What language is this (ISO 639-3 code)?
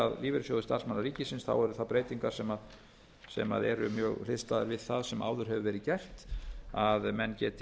isl